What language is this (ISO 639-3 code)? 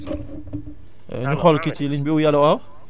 wol